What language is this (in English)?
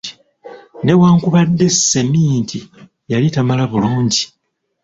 Ganda